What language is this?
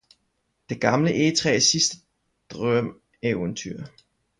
Danish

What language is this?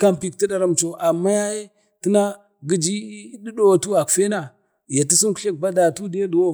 Bade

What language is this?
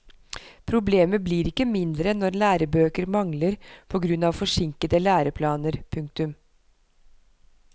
Norwegian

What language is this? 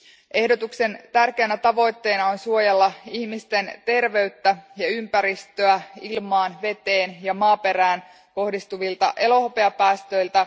Finnish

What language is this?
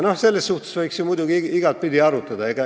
Estonian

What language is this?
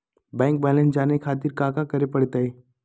Magahi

